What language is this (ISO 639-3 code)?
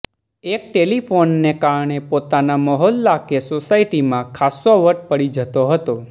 guj